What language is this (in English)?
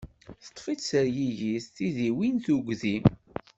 Kabyle